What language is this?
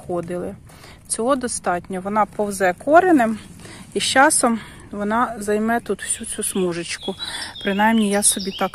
Ukrainian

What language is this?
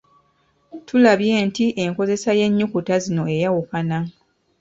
Ganda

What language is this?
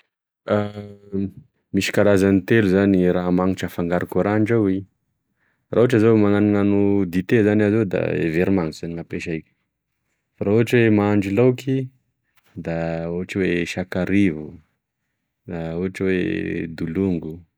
Tesaka Malagasy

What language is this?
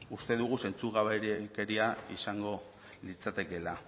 Basque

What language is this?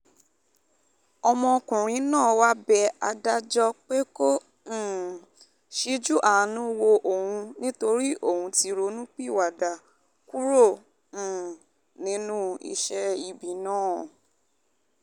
Yoruba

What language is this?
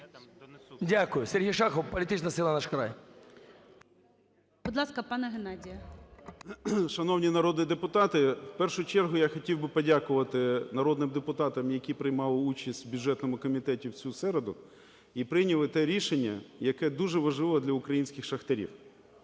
Ukrainian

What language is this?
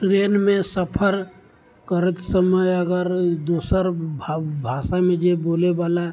Maithili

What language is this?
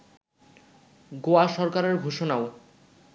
Bangla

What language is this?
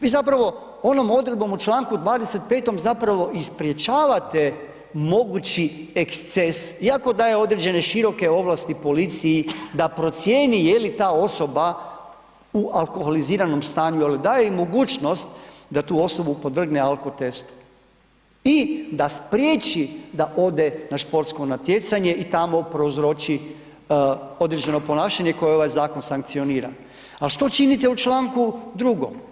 Croatian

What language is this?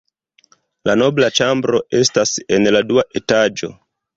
Esperanto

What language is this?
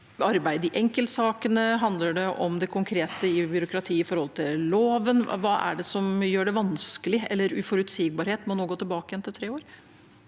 Norwegian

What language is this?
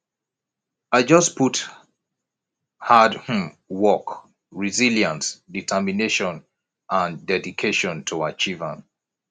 Nigerian Pidgin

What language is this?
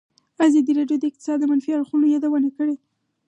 Pashto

